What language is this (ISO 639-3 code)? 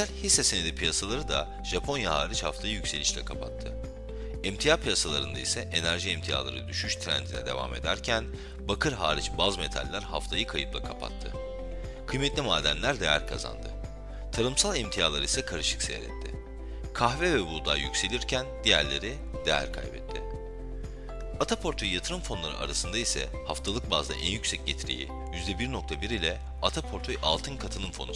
tur